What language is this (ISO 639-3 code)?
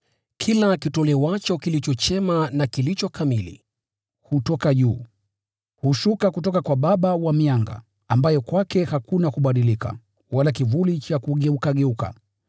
swa